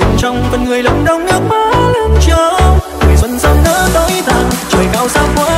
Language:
Vietnamese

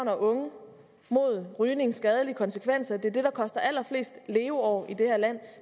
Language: Danish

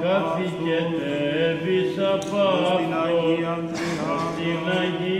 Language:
Greek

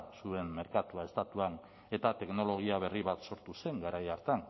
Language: Basque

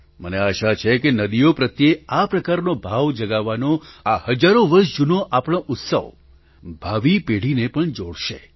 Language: Gujarati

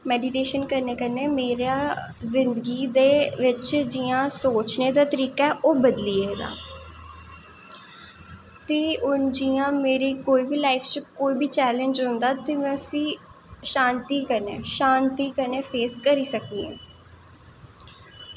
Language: Dogri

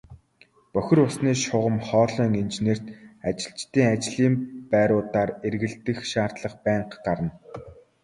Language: Mongolian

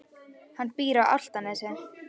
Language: Icelandic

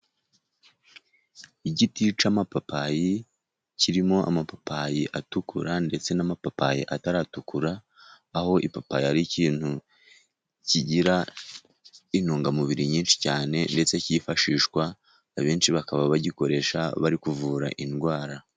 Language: Kinyarwanda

